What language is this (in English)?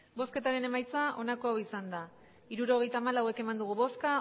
Basque